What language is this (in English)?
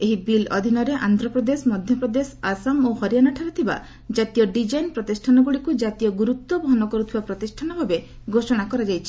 Odia